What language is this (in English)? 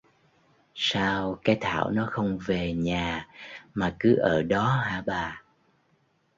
Vietnamese